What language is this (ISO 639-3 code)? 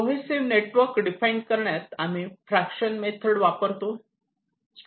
mar